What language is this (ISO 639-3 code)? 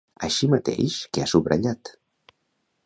cat